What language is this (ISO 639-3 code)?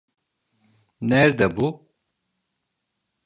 tur